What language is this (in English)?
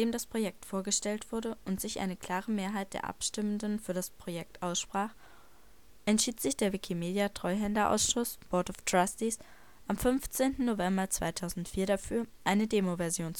German